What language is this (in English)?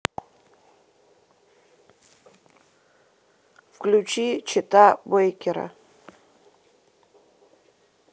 Russian